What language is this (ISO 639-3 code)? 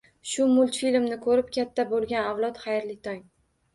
uzb